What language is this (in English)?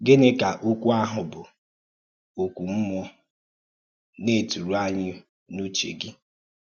Igbo